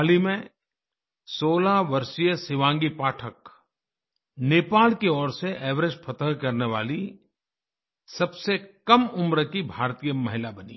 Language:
Hindi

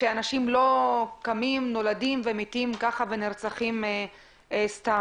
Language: Hebrew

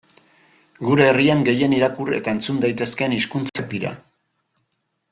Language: Basque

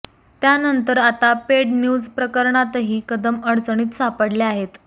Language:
Marathi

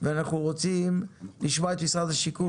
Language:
Hebrew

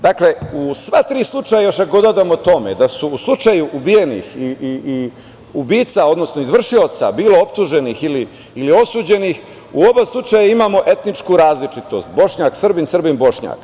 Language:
Serbian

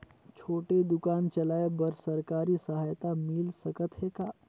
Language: Chhattisgarhi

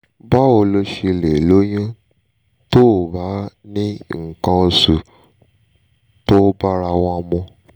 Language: Yoruba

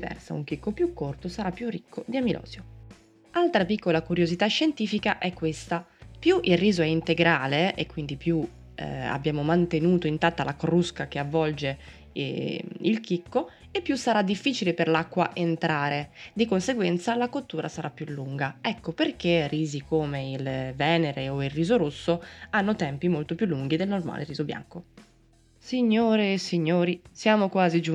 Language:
Italian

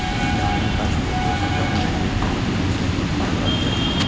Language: Maithili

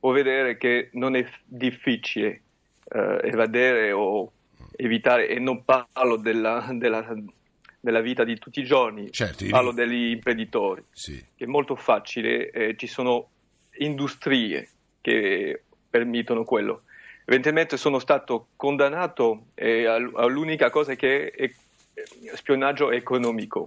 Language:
Italian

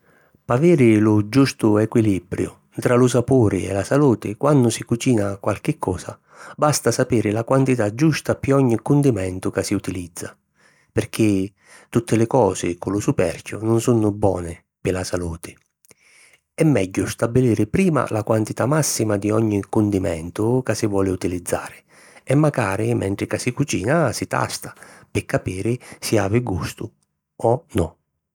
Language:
Sicilian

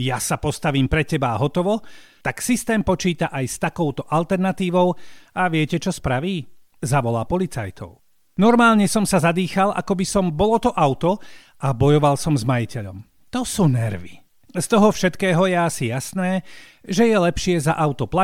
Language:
Slovak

